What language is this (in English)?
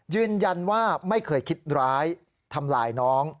Thai